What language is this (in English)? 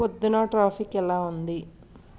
Telugu